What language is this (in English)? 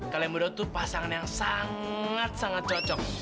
Indonesian